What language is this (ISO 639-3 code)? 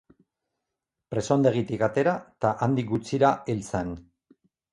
eus